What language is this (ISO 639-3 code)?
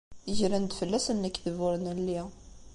kab